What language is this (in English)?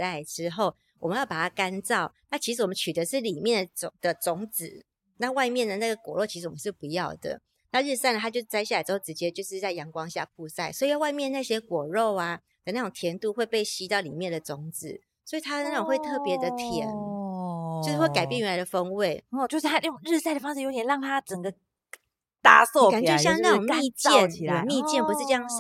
Chinese